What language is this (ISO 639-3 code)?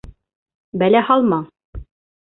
bak